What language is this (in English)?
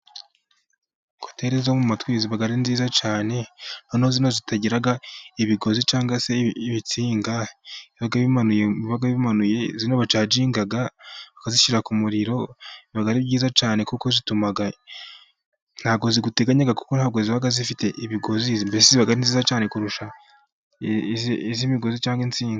Kinyarwanda